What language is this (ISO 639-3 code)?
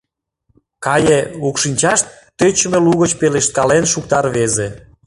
chm